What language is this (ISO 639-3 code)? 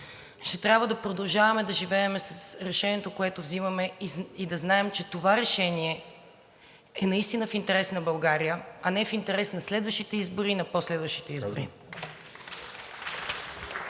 bul